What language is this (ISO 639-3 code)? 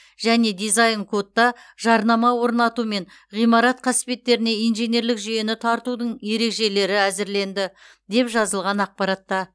kaz